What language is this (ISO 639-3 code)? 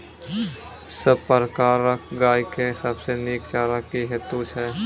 mai